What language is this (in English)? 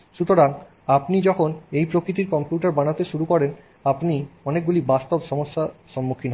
Bangla